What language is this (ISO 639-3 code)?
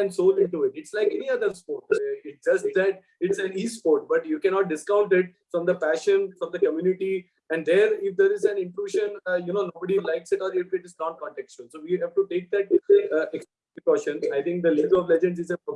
eng